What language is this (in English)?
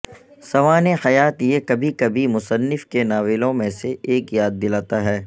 Urdu